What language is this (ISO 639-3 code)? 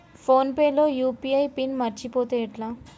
tel